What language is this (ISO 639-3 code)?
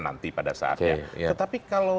ind